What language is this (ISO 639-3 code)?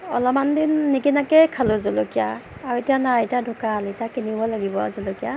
asm